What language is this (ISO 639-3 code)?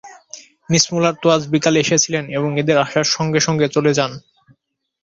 ben